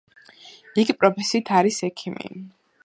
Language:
Georgian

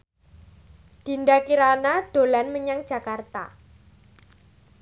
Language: Javanese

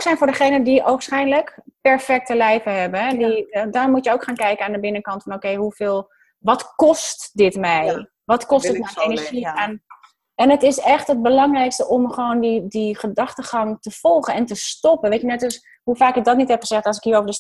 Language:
Dutch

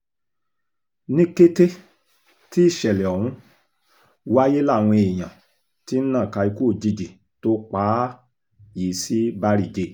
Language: Yoruba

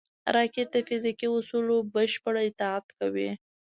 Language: Pashto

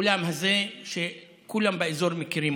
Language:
Hebrew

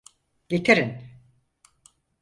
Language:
Turkish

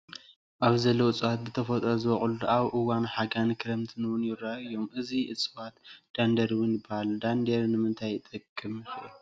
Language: Tigrinya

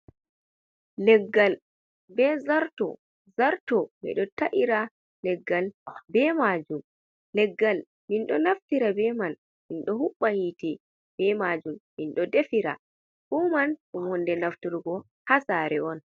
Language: Fula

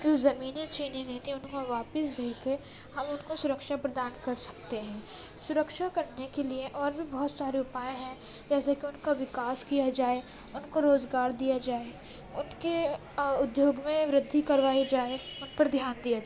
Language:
Urdu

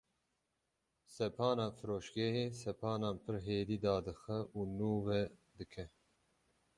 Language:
Kurdish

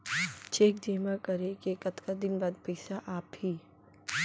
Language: Chhattisgarhi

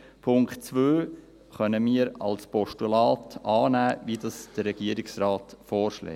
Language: Swiss German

